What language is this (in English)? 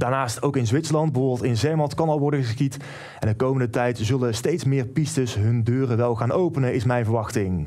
Dutch